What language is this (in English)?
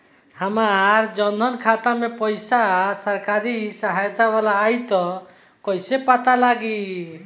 Bhojpuri